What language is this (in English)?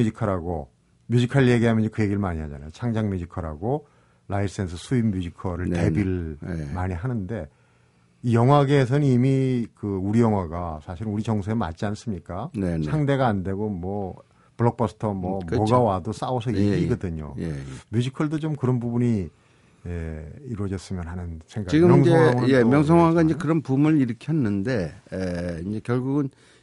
Korean